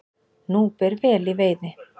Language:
Icelandic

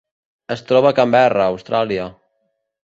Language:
Catalan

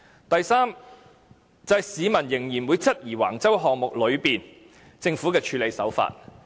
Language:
Cantonese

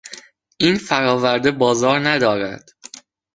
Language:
Persian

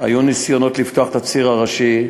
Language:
Hebrew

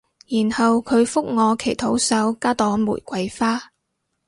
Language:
Cantonese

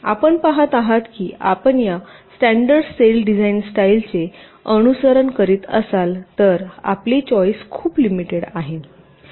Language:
Marathi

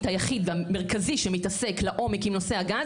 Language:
Hebrew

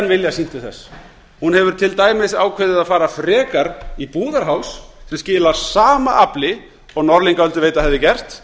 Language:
Icelandic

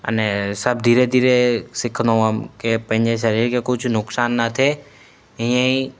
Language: Sindhi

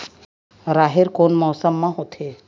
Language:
Chhattisgarhi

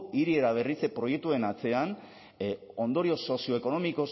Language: Basque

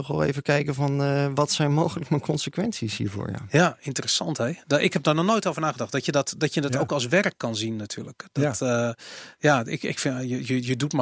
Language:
Dutch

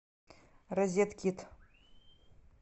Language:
Russian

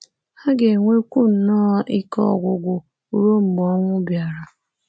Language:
Igbo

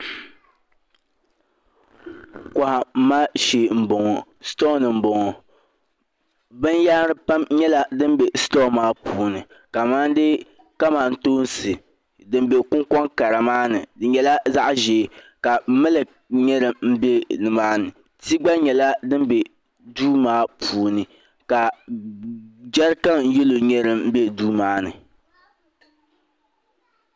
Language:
Dagbani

